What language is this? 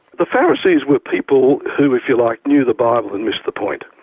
English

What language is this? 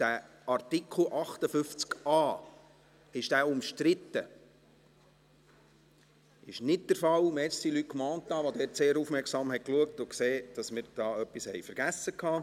Swiss German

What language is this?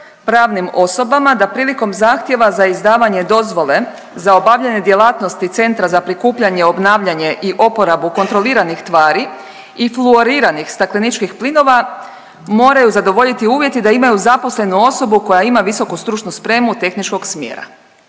Croatian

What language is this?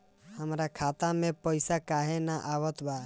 Bhojpuri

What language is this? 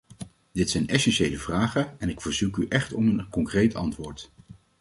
Dutch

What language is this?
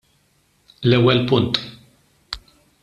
Maltese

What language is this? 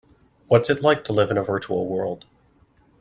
English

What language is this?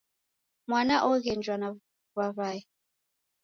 Taita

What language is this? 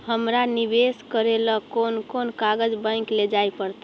Magahi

